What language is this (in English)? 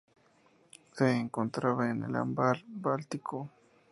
Spanish